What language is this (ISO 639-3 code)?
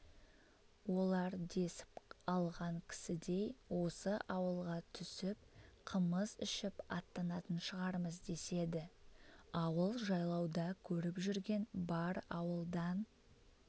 kaz